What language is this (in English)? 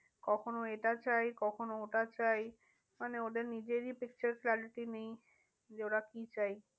Bangla